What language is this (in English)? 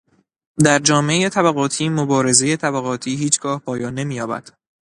Persian